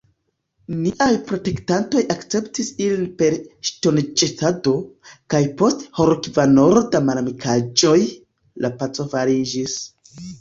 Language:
Esperanto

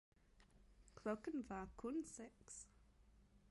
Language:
Danish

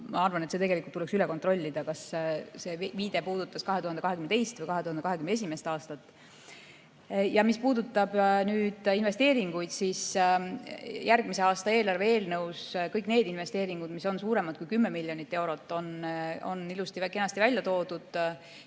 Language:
Estonian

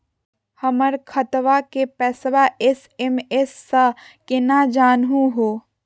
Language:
Magahi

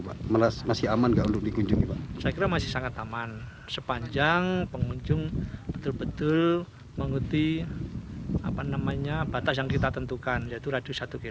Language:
Indonesian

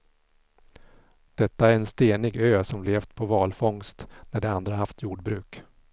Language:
Swedish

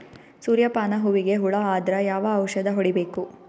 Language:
Kannada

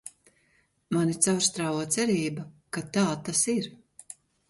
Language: Latvian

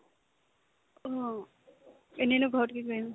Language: Assamese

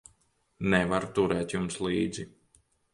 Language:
Latvian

